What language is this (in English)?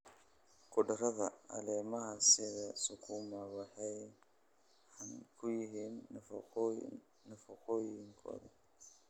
Somali